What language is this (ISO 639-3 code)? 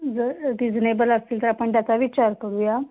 mar